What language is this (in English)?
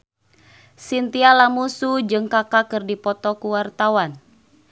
Sundanese